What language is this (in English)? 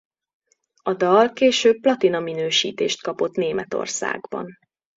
Hungarian